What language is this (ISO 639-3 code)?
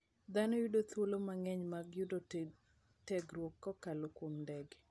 luo